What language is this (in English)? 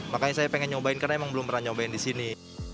Indonesian